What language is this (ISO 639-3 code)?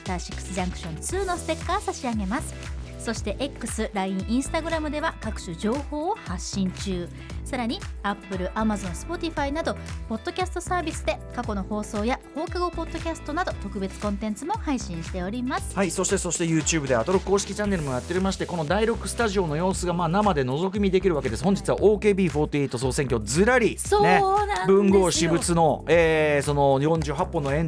jpn